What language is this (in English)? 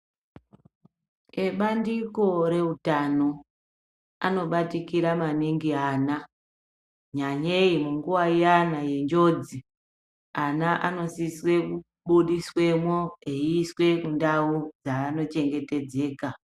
Ndau